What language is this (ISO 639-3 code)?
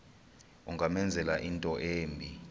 xho